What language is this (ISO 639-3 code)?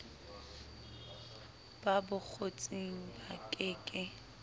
sot